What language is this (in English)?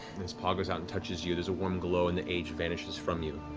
English